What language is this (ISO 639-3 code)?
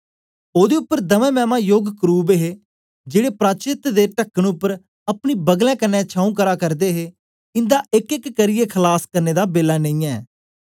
doi